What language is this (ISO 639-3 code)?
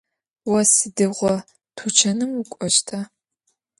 ady